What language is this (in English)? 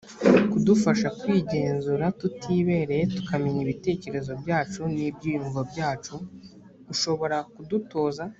Kinyarwanda